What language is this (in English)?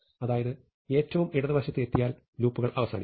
Malayalam